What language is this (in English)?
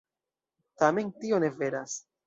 Esperanto